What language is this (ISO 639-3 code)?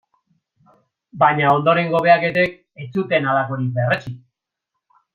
eus